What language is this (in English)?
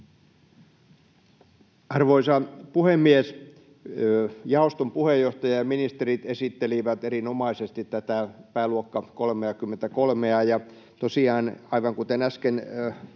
Finnish